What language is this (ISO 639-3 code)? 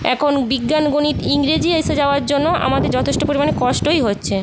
ben